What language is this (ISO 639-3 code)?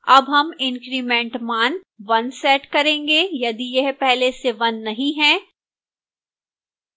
hin